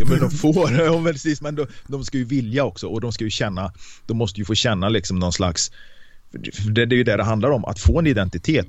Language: Swedish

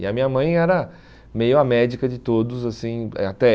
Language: Portuguese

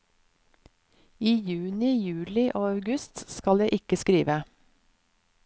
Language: Norwegian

